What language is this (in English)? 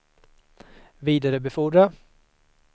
Swedish